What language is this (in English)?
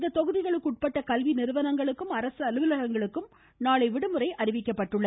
Tamil